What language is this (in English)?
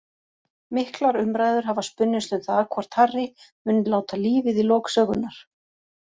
Icelandic